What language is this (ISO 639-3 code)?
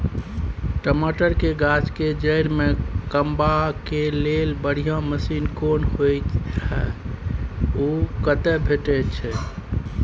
mai